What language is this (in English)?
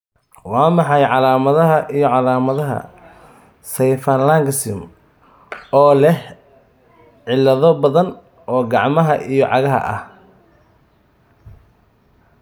Somali